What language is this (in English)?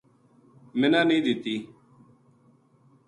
Gujari